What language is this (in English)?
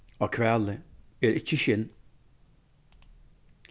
Faroese